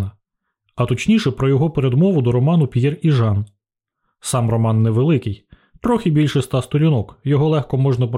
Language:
Ukrainian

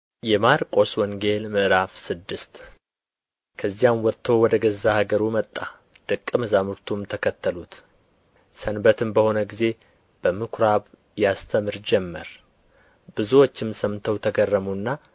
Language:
Amharic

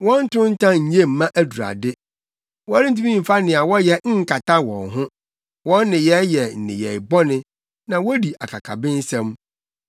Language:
Akan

